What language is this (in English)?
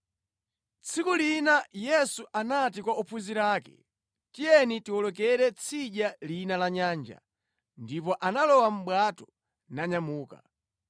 Nyanja